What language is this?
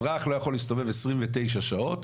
Hebrew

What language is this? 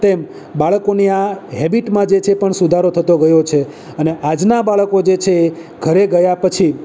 Gujarati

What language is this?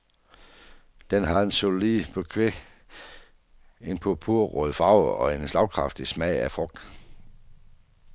Danish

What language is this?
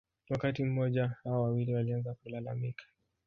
Swahili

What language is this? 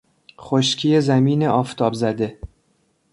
Persian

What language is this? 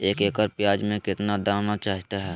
Magahi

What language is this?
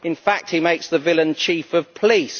English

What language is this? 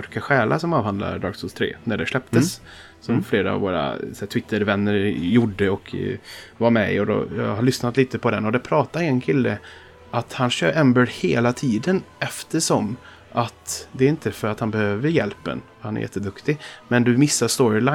Swedish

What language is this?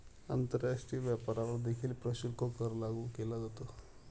Marathi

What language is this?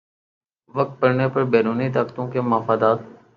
Urdu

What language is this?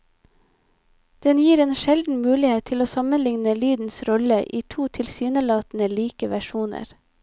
Norwegian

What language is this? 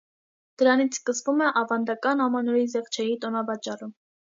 Armenian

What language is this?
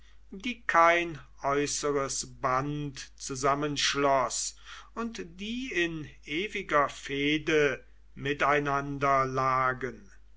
German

